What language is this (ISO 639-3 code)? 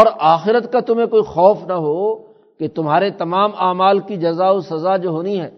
urd